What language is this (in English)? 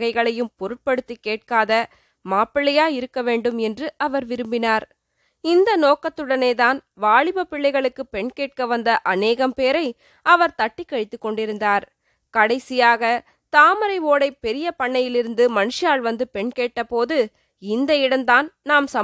Tamil